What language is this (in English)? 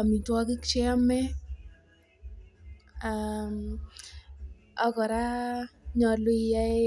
Kalenjin